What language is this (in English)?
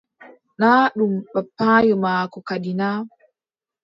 Adamawa Fulfulde